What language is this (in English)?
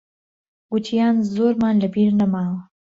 Central Kurdish